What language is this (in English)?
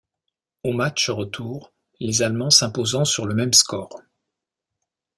French